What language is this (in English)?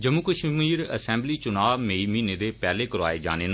Dogri